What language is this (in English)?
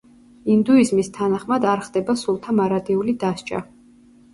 Georgian